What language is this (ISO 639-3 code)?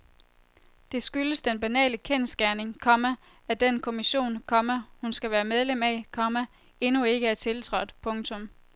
dan